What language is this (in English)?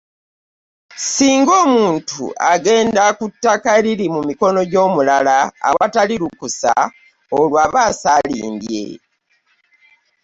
Ganda